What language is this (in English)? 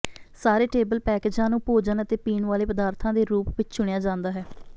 Punjabi